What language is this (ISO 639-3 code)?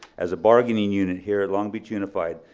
eng